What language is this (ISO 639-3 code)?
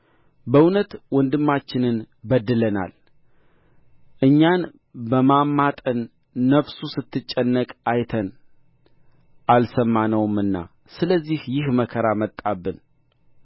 amh